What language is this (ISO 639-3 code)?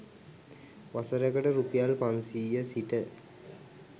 sin